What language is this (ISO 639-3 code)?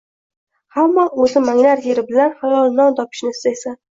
uzb